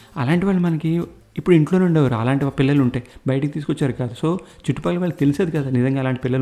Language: Telugu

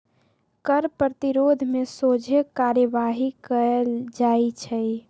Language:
Magahi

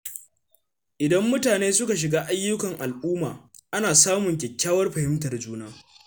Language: Hausa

